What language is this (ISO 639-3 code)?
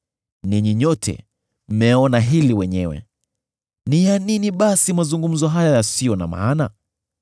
swa